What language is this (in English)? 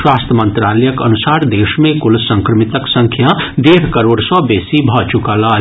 Maithili